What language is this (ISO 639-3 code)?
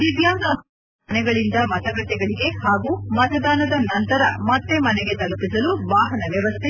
kan